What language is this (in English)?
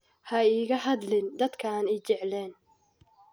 Somali